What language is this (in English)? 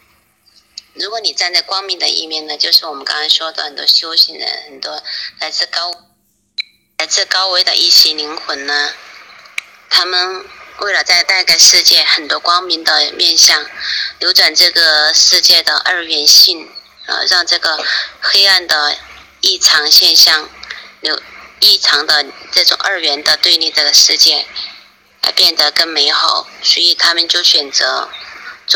Chinese